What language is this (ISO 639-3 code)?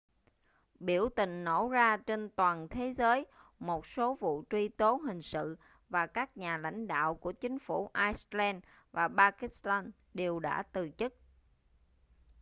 vie